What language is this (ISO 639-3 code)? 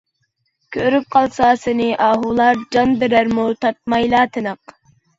uig